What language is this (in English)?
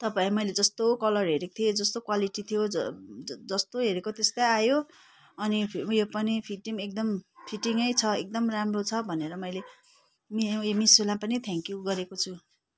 Nepali